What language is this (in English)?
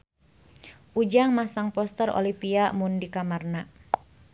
Sundanese